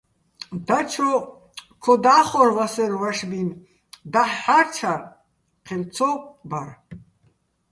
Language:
Bats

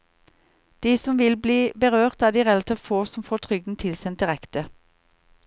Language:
Norwegian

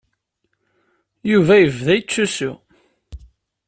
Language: Kabyle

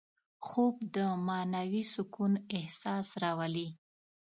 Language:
Pashto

